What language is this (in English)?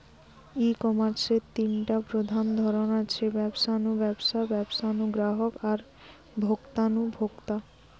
Bangla